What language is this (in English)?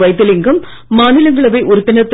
Tamil